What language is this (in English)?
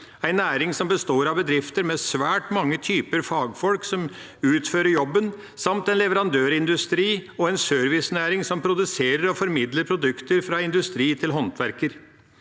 Norwegian